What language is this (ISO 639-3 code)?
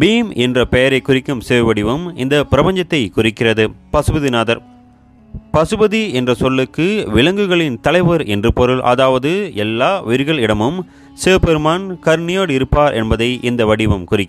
tha